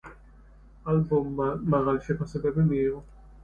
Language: Georgian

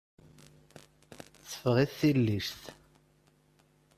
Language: Kabyle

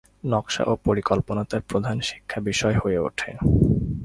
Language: Bangla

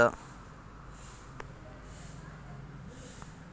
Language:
Telugu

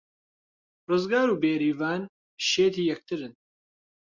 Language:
Central Kurdish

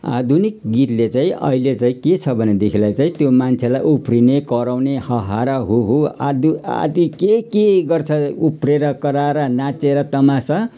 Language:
Nepali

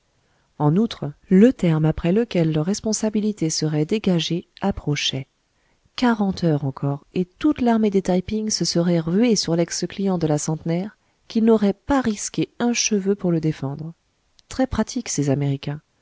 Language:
French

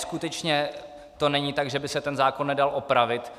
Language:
Czech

